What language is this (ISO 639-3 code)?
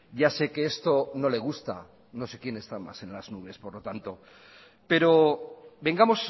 spa